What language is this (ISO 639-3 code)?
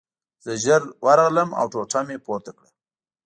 pus